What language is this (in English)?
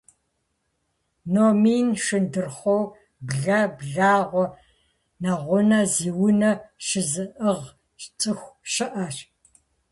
Kabardian